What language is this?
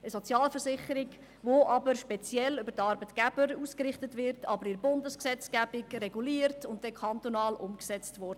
Swiss German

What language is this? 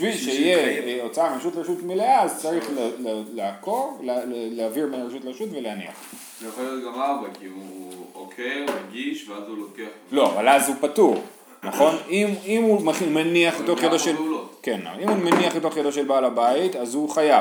Hebrew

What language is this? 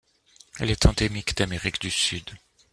French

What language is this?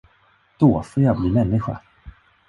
Swedish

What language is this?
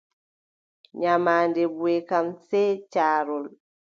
Adamawa Fulfulde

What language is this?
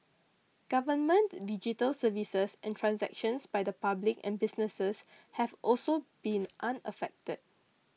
English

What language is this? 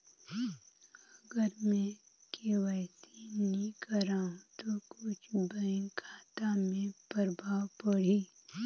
Chhattisgarhi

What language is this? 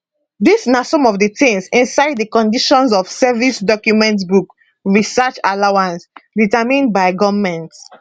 Nigerian Pidgin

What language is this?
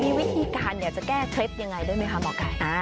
Thai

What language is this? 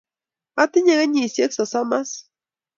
Kalenjin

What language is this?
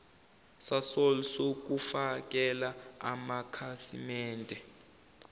Zulu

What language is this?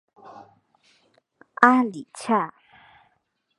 Chinese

